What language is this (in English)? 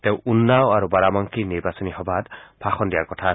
Assamese